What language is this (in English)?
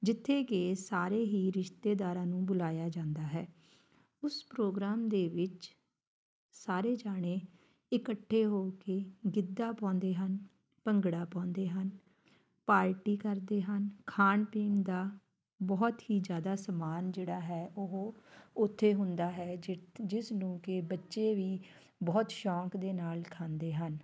Punjabi